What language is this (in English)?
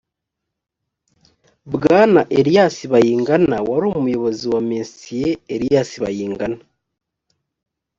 Kinyarwanda